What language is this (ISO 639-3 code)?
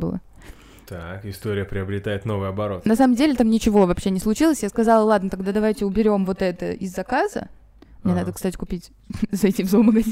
rus